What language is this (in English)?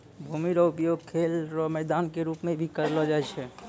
Maithili